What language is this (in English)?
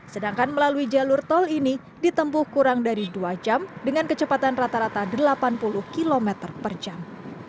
Indonesian